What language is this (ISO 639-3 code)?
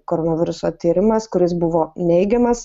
lit